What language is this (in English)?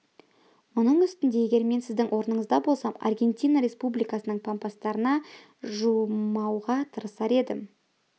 Kazakh